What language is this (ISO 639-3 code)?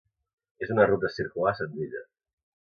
cat